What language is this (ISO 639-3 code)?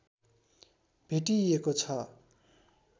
nep